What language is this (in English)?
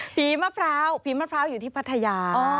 Thai